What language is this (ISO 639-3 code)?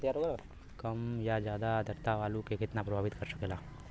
bho